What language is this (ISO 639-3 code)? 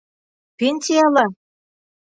bak